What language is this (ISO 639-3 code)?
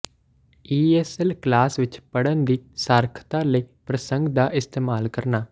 pan